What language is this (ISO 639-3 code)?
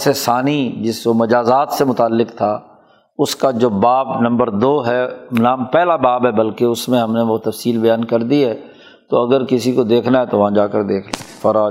urd